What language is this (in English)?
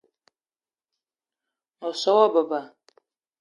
Eton (Cameroon)